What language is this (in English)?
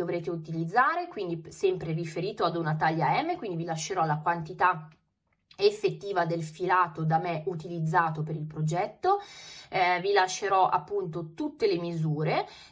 Italian